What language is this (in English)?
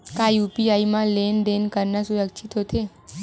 Chhattisgarhi